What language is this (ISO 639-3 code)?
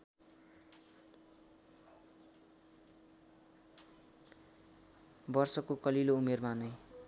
nep